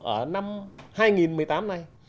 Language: Vietnamese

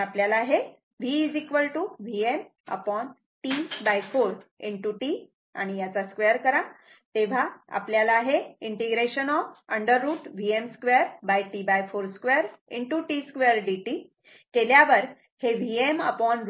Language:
Marathi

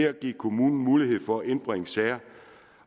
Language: Danish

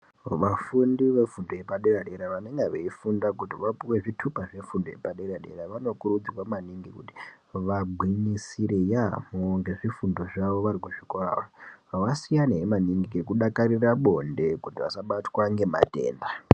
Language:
Ndau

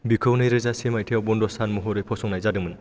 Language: Bodo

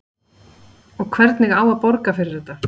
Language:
Icelandic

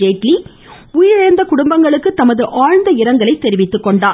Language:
Tamil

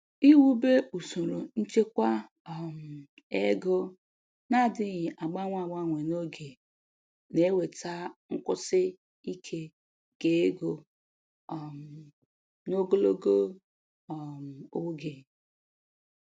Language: Igbo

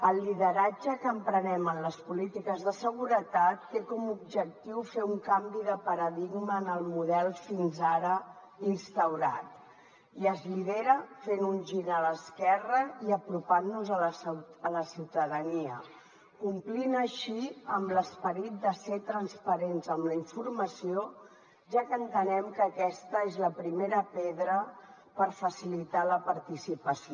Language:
Catalan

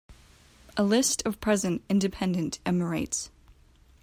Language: English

